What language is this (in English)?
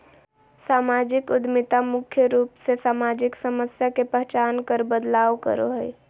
Magahi